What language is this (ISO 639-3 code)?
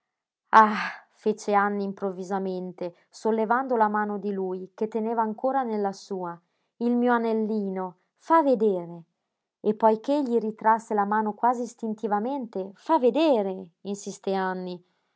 ita